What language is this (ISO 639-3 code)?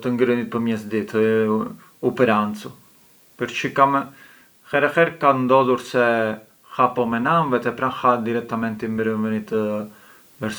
aae